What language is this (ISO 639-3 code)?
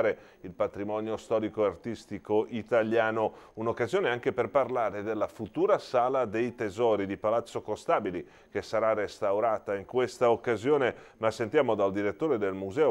ita